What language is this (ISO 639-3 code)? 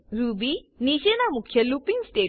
guj